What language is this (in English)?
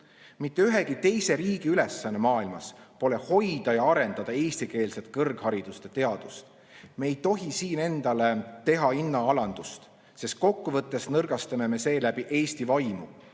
Estonian